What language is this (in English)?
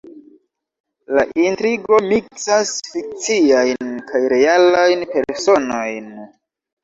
Esperanto